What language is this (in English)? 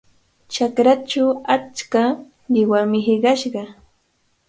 Cajatambo North Lima Quechua